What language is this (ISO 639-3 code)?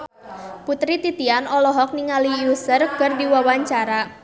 sun